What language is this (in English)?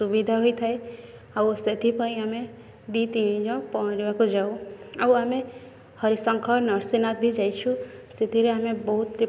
Odia